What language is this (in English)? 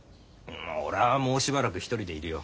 Japanese